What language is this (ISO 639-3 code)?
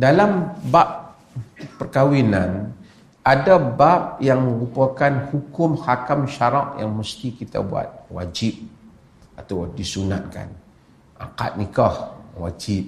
msa